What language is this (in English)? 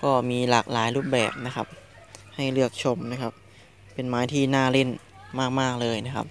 Thai